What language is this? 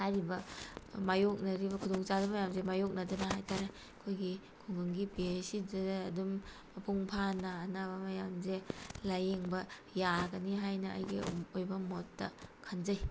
Manipuri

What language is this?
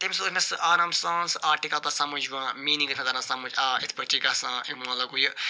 Kashmiri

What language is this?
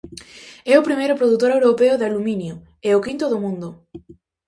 Galician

